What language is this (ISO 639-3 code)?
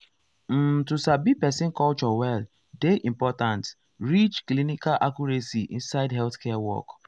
pcm